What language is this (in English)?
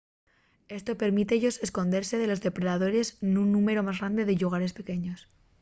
Asturian